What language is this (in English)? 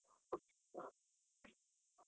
Kannada